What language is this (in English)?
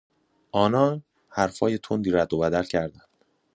Persian